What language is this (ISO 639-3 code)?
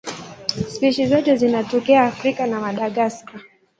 swa